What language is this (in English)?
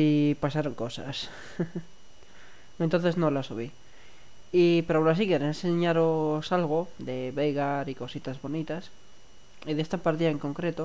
Spanish